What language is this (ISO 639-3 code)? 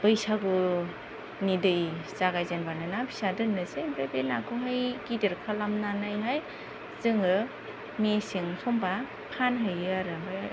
brx